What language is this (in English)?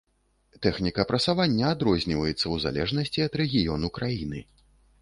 Belarusian